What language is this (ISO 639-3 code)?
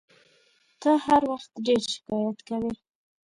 pus